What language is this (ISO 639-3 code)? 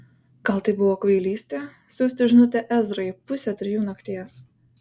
lit